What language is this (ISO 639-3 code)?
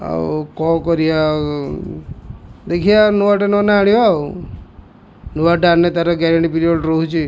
ori